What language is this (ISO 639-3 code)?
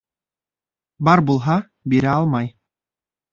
bak